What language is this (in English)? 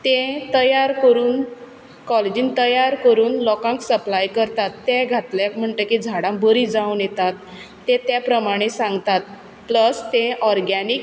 Konkani